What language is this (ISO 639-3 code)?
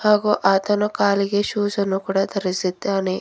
kan